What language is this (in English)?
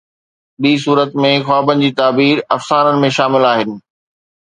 Sindhi